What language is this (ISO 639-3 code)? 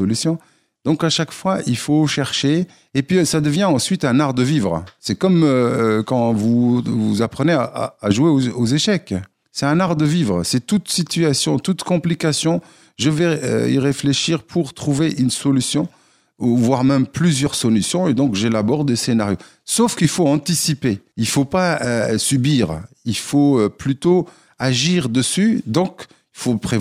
fra